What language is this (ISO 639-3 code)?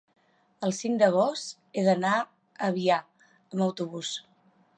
cat